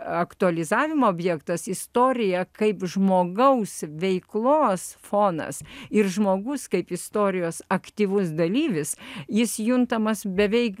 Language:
Lithuanian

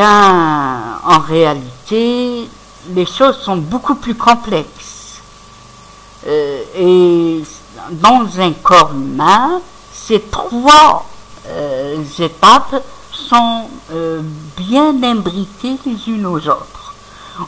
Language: French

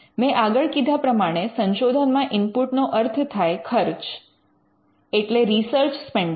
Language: Gujarati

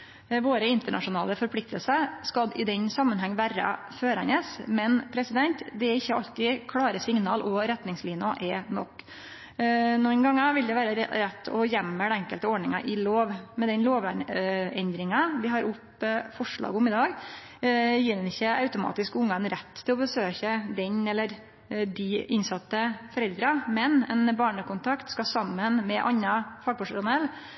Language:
Norwegian Nynorsk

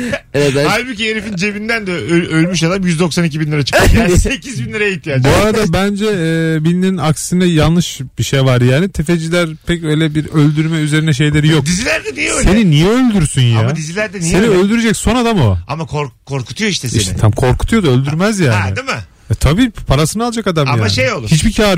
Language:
Turkish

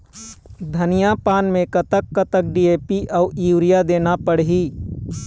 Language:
Chhattisgarhi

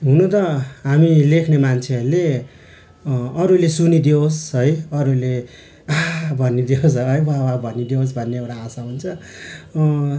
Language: Nepali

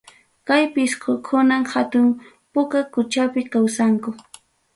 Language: Ayacucho Quechua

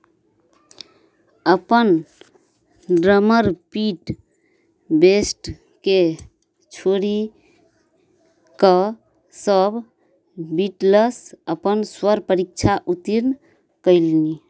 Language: Maithili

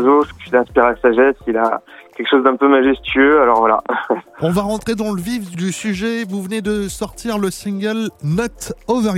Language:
French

